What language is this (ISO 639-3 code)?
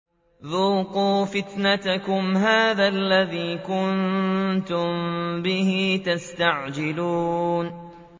ara